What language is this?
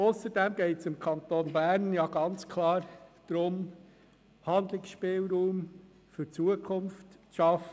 Swiss German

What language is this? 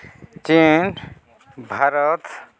Santali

